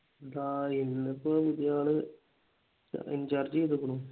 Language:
Malayalam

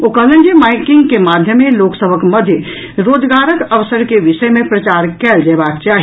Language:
Maithili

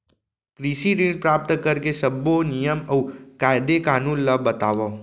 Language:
Chhattisgarhi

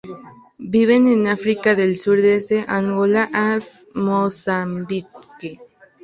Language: Spanish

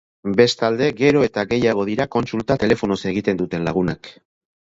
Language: Basque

